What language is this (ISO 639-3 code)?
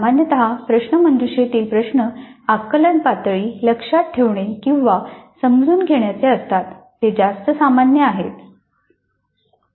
mar